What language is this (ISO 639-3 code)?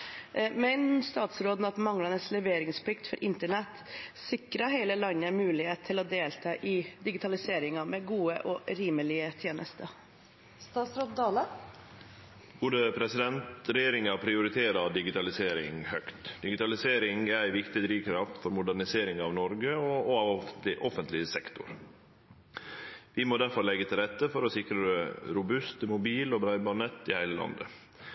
nor